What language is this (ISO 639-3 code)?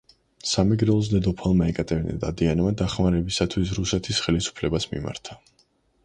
kat